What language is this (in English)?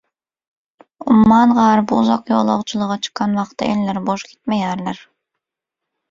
Turkmen